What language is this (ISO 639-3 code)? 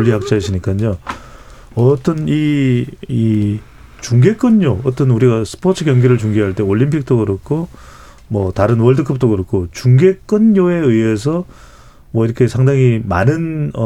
kor